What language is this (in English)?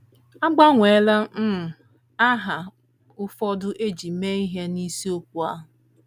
Igbo